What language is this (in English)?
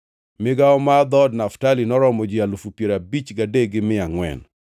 Luo (Kenya and Tanzania)